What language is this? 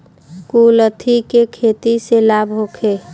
Bhojpuri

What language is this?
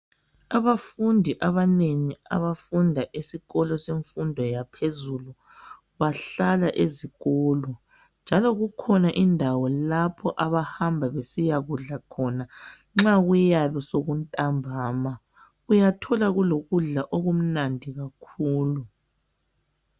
North Ndebele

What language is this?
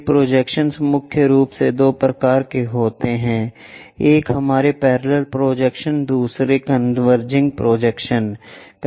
Hindi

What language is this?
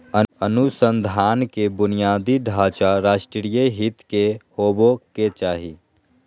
Magahi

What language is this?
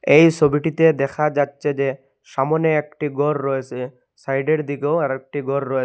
Bangla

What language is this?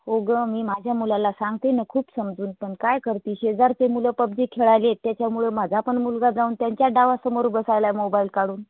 Marathi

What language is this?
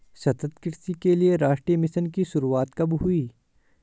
Hindi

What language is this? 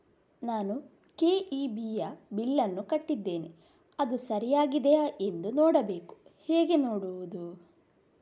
Kannada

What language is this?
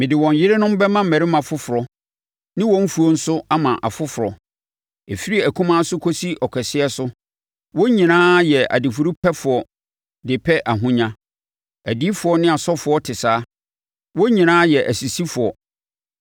Akan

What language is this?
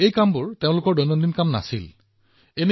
Assamese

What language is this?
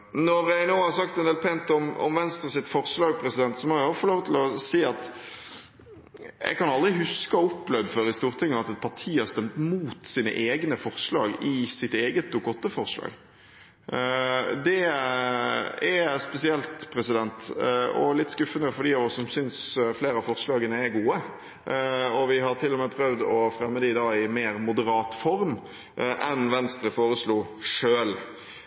Norwegian Bokmål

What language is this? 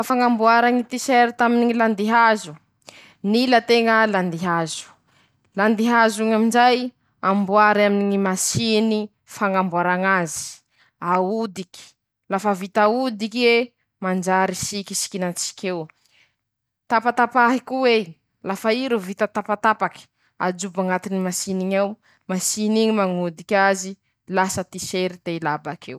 Masikoro Malagasy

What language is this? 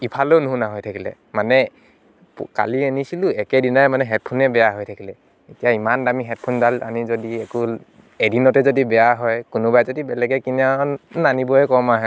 Assamese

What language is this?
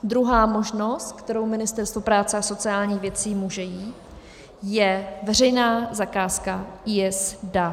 Czech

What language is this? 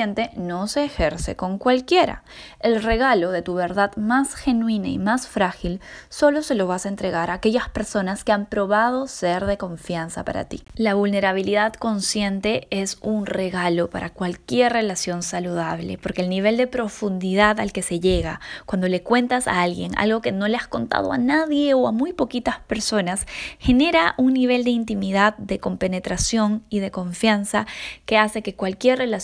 Spanish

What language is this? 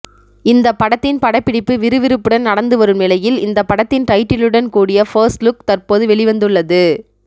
Tamil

